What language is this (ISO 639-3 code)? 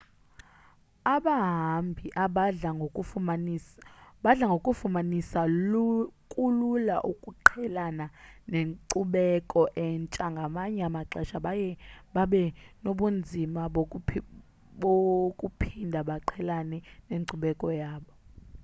xho